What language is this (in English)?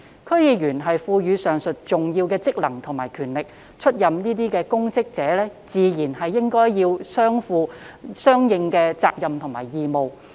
Cantonese